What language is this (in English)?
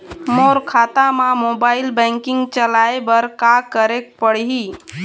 Chhattisgarhi